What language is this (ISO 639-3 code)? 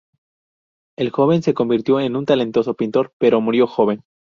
spa